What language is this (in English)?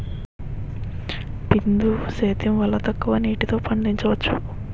Telugu